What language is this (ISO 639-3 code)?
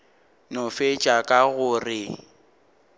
nso